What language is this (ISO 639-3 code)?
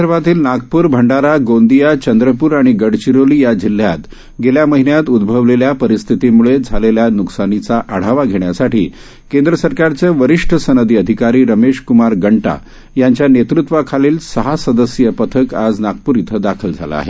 mar